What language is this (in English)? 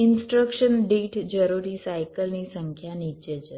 Gujarati